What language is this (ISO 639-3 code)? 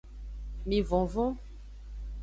ajg